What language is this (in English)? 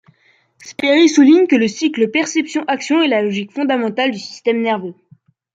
French